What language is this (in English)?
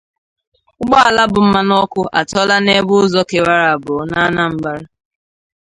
Igbo